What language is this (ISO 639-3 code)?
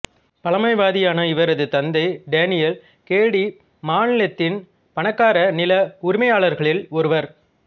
tam